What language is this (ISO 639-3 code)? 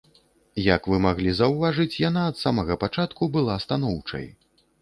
bel